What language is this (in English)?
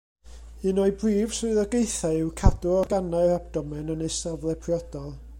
Welsh